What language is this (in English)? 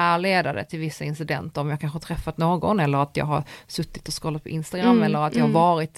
Swedish